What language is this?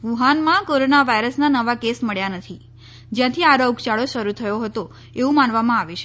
Gujarati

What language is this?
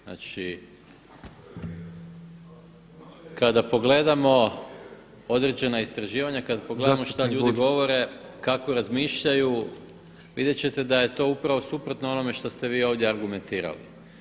Croatian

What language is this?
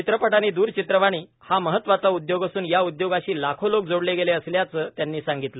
Marathi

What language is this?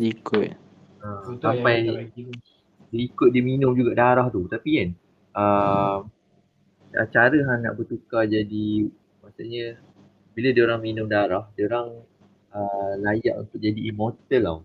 Malay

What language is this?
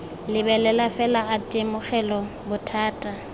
Tswana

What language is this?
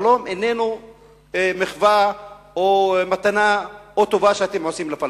Hebrew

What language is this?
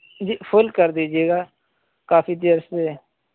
Urdu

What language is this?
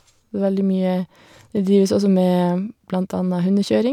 Norwegian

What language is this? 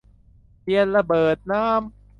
Thai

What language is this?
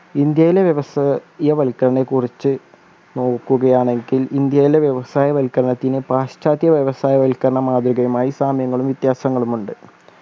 Malayalam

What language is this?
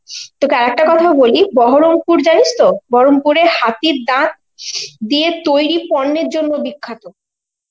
Bangla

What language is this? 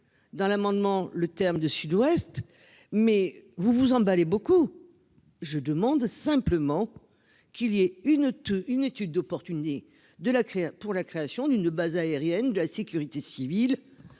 French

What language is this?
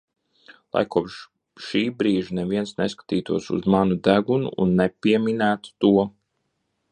Latvian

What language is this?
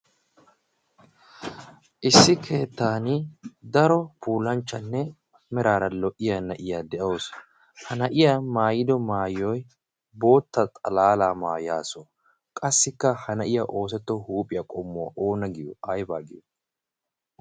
Wolaytta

